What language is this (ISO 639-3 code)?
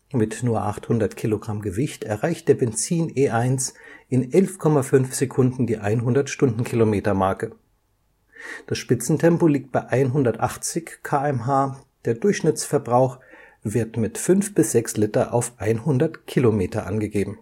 deu